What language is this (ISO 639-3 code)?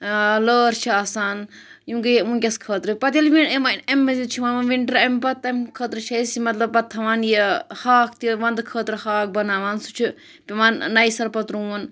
kas